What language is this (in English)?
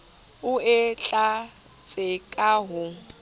Southern Sotho